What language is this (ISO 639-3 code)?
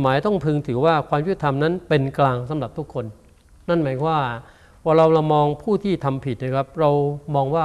tha